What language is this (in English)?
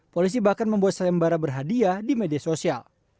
Indonesian